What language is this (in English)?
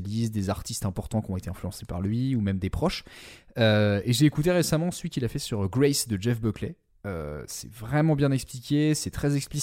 French